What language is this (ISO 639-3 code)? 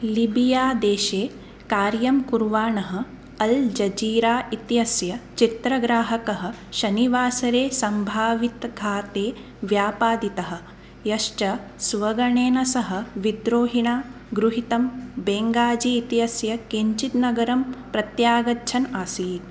san